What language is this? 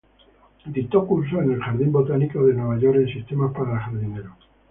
Spanish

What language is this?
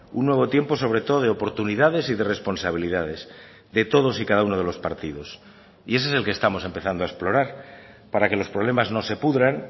Spanish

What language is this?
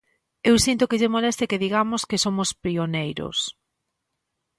Galician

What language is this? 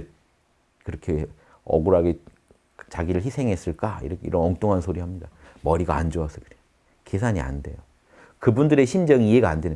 Korean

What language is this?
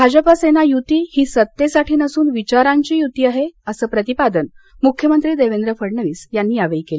Marathi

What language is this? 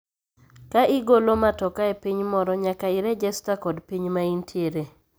Luo (Kenya and Tanzania)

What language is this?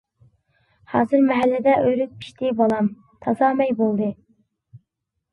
Uyghur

